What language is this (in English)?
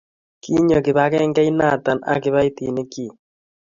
Kalenjin